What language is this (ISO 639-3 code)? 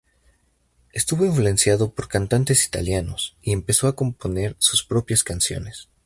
spa